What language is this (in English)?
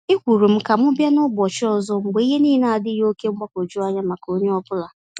Igbo